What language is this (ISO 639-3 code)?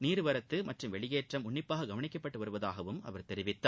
tam